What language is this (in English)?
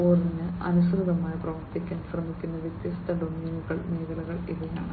Malayalam